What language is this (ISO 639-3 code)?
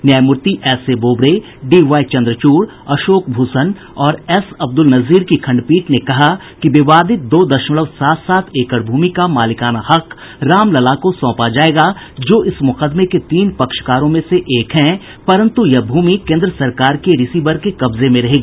hin